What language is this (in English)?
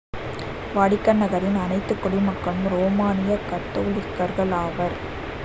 Tamil